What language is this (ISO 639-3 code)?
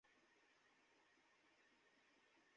ben